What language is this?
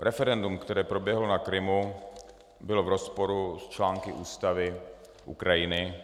Czech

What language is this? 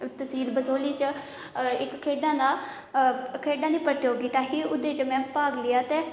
Dogri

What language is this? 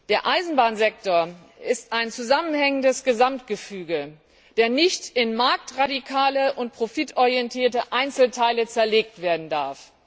German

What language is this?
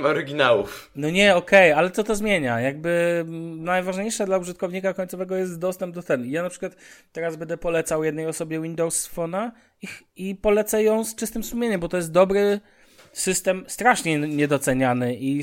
Polish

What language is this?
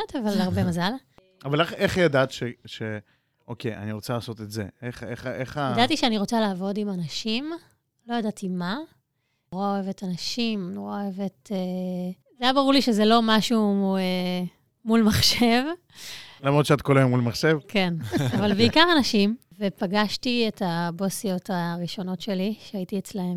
Hebrew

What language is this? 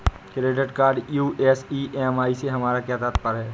Hindi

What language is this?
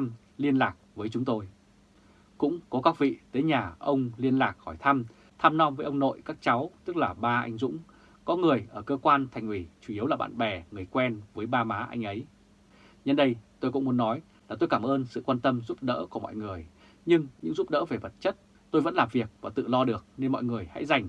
Vietnamese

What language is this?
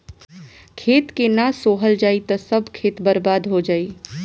Bhojpuri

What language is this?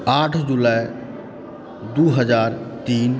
Maithili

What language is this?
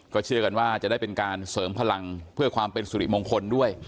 Thai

